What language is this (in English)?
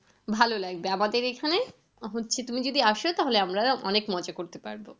Bangla